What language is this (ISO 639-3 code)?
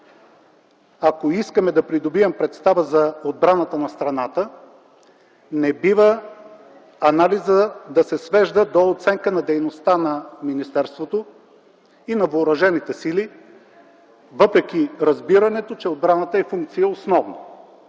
bul